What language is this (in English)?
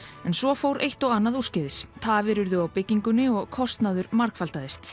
Icelandic